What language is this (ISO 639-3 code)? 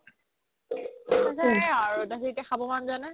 asm